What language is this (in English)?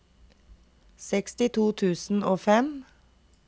Norwegian